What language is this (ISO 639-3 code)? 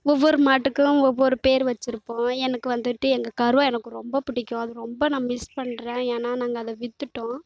tam